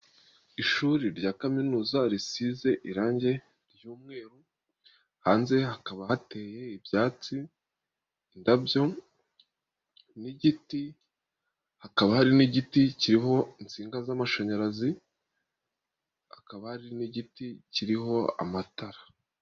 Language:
Kinyarwanda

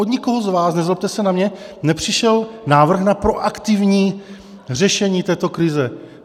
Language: Czech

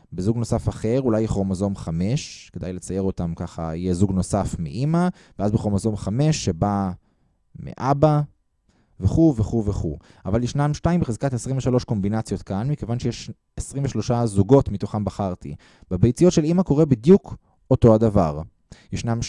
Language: Hebrew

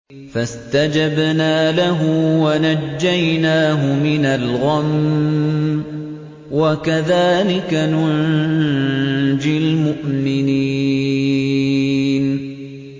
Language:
Arabic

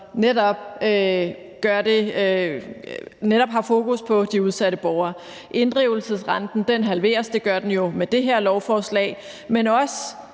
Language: Danish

